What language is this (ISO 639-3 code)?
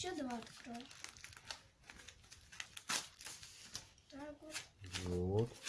rus